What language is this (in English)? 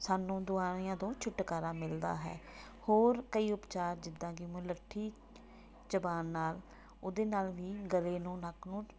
Punjabi